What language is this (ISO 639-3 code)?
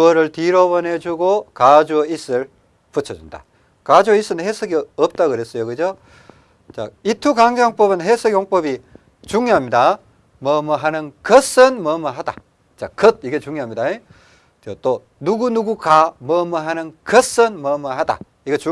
kor